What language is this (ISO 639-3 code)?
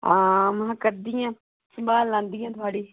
doi